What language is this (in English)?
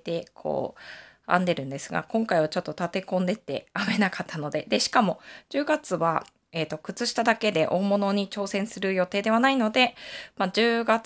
Japanese